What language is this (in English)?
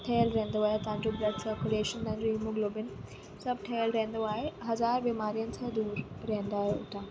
Sindhi